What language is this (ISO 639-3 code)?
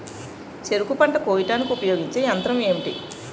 tel